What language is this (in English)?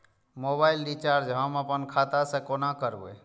Maithili